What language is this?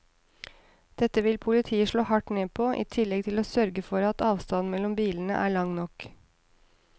Norwegian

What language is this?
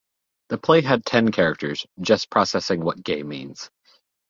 English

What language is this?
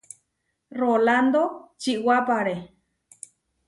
Huarijio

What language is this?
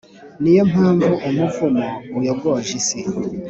Kinyarwanda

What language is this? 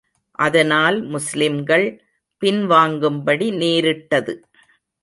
Tamil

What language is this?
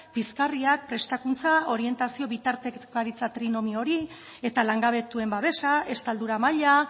Basque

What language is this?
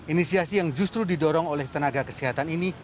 Indonesian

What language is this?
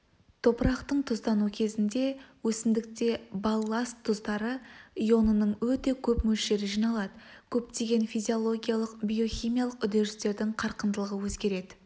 Kazakh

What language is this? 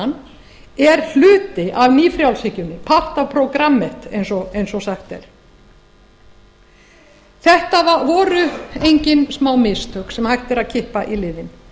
Icelandic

